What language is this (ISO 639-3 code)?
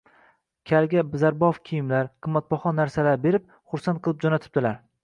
uzb